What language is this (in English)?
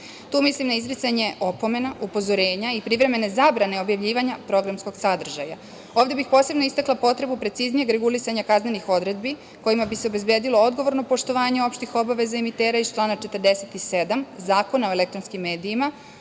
Serbian